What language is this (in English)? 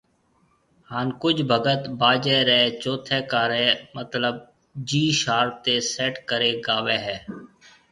Marwari (Pakistan)